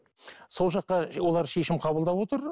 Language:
Kazakh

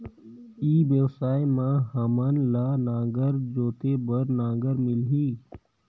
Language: Chhattisgarhi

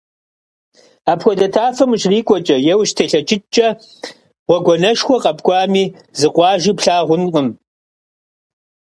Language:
Kabardian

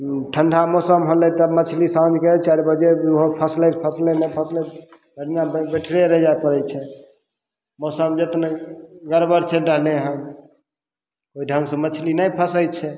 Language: Maithili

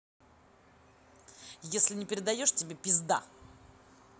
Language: Russian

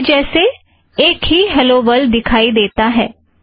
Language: Hindi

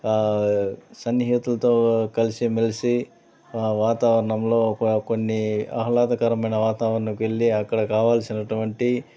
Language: Telugu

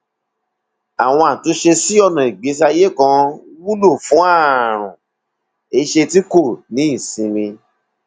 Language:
Yoruba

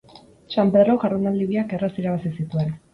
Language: Basque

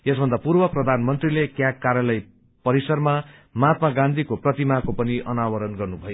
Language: Nepali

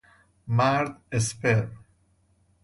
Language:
Persian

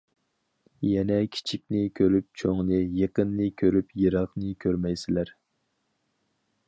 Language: Uyghur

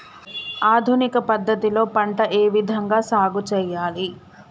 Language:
Telugu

